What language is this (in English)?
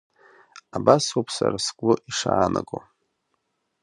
Abkhazian